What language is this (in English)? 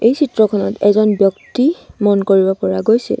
Assamese